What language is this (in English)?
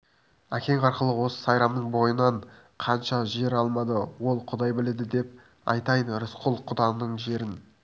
Kazakh